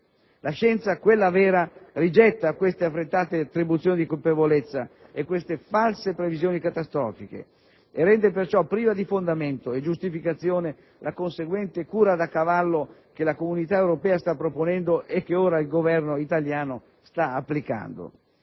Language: Italian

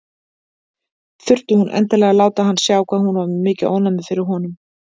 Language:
Icelandic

